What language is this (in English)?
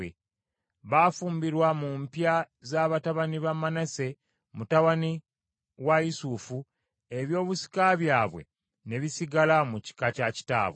Ganda